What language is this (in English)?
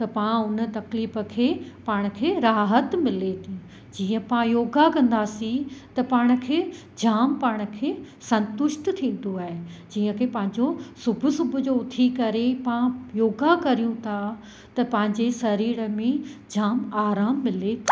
Sindhi